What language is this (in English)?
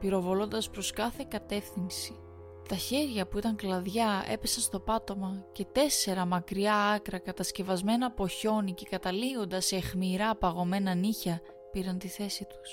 Greek